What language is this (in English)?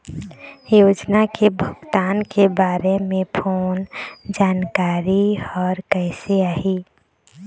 Chhattisgarhi